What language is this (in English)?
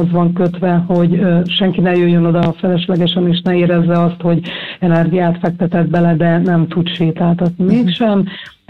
Hungarian